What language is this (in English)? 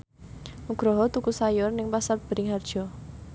Javanese